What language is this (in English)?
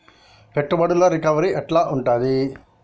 Telugu